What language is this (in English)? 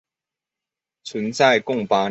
Chinese